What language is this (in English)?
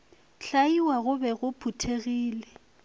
Northern Sotho